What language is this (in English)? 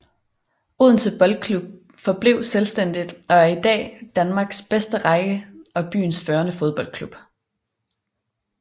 Danish